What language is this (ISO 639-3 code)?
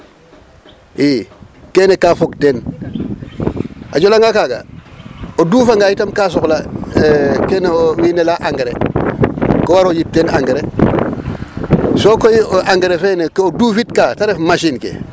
srr